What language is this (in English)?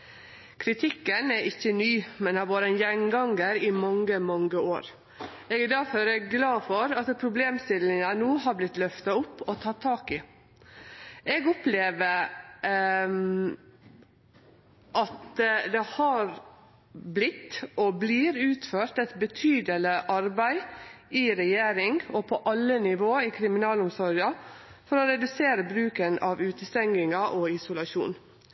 Norwegian Nynorsk